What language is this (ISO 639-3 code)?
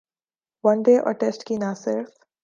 urd